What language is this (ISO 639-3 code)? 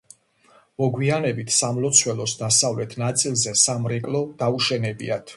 kat